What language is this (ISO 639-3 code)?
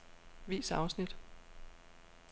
dan